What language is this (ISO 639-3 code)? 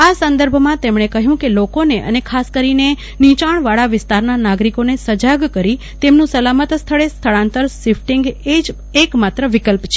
guj